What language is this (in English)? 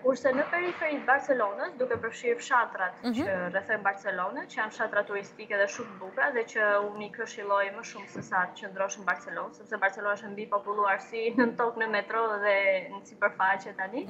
Romanian